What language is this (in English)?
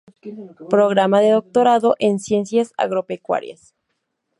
Spanish